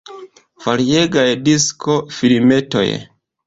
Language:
Esperanto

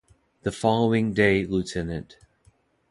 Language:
English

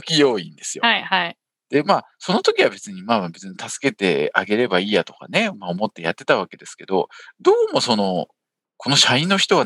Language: Japanese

